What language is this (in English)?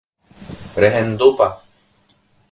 Guarani